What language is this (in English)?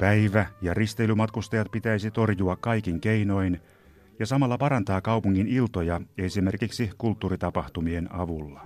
Finnish